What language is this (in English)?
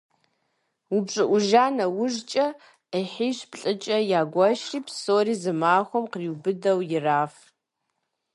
Kabardian